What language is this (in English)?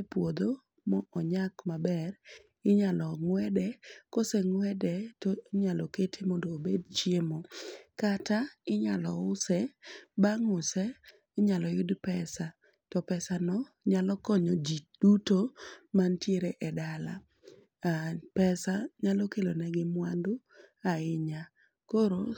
Luo (Kenya and Tanzania)